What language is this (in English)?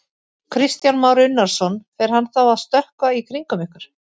Icelandic